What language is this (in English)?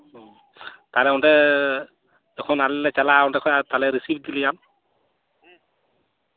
Santali